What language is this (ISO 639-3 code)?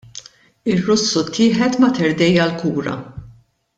mlt